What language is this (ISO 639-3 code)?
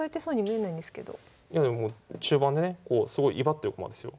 jpn